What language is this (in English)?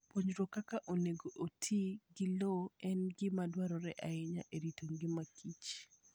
Luo (Kenya and Tanzania)